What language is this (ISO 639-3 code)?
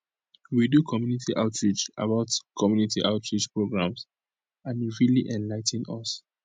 pcm